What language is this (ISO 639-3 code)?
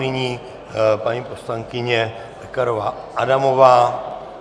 ces